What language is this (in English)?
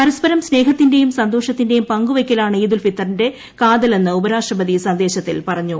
Malayalam